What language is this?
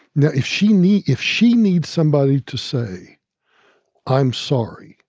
English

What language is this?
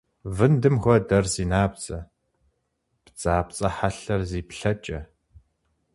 Kabardian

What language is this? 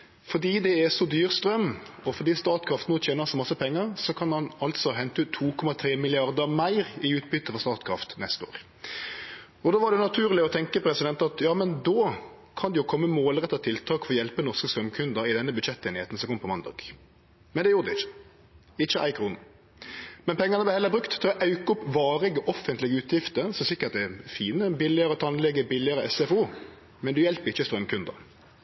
Norwegian Nynorsk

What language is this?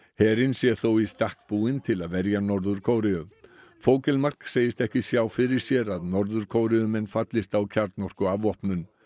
Icelandic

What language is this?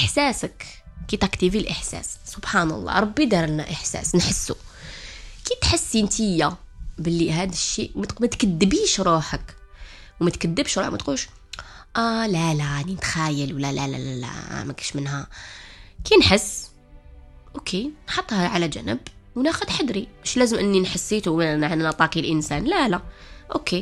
Arabic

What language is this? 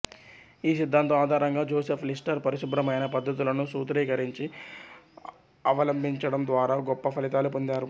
Telugu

